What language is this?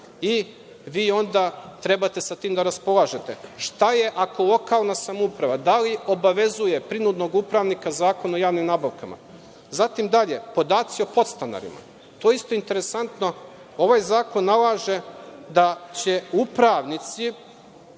Serbian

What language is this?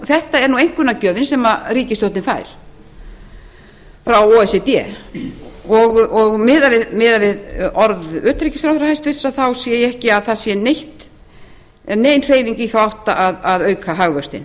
Icelandic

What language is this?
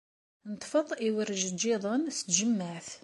Kabyle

